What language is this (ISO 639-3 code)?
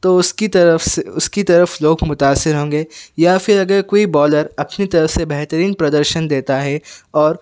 urd